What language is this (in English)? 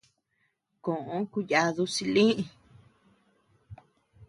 Tepeuxila Cuicatec